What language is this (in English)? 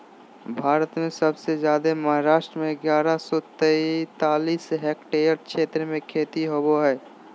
Magahi